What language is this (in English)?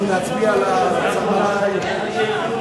Hebrew